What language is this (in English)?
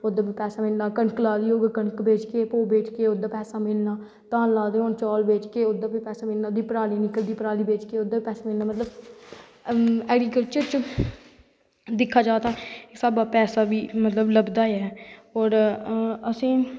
Dogri